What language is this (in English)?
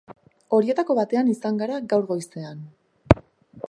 Basque